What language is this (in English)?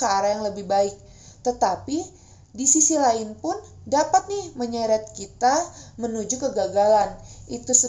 Indonesian